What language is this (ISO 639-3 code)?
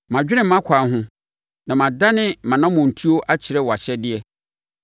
aka